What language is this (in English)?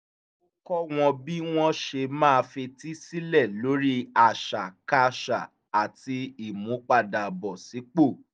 Yoruba